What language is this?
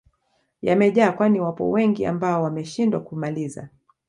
Swahili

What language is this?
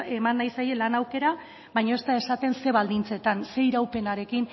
Basque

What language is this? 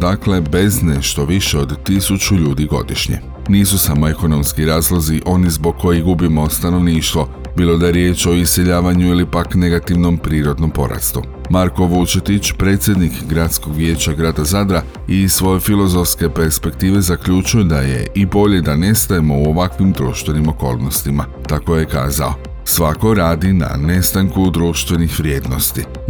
Croatian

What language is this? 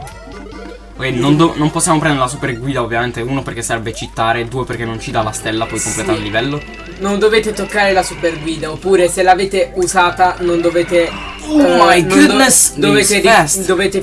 Italian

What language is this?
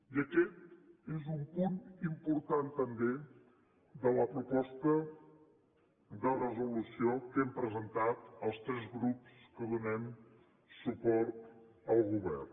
Catalan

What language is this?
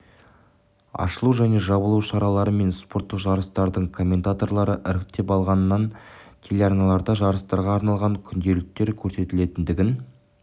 Kazakh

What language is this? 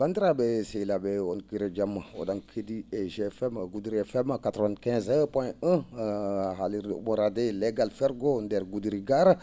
Fula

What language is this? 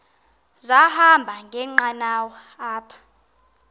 Xhosa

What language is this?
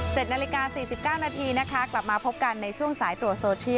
Thai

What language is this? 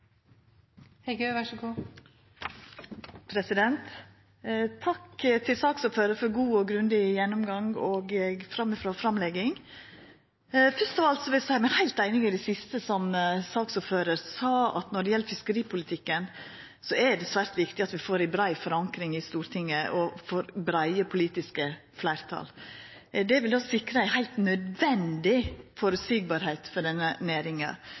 Norwegian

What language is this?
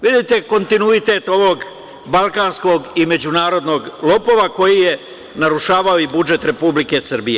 Serbian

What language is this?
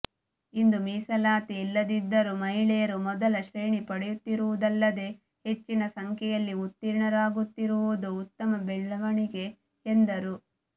Kannada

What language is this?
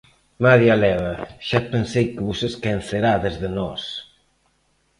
Galician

